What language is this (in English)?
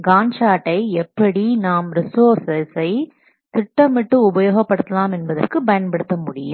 Tamil